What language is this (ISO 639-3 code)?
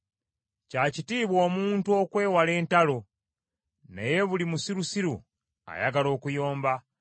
lug